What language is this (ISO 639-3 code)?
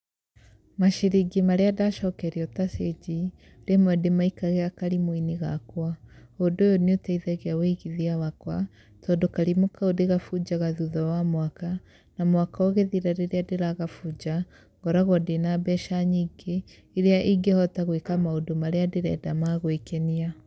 kik